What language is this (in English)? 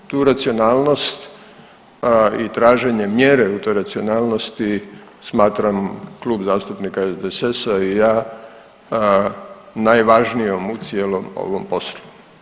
Croatian